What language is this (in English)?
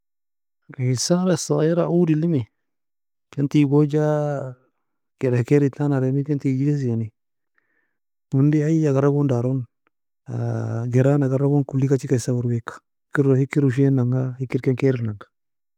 Nobiin